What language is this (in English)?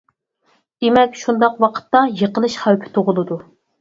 Uyghur